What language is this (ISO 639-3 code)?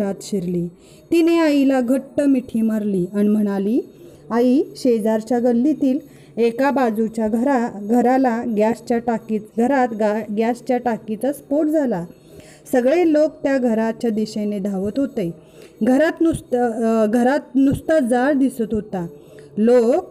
mar